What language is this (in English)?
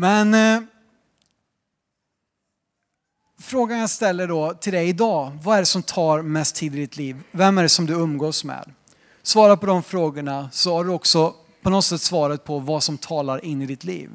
Swedish